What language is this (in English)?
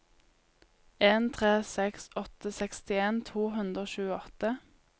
Norwegian